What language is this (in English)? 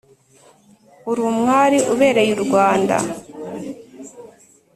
Kinyarwanda